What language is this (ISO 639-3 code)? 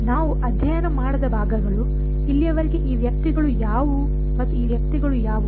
kan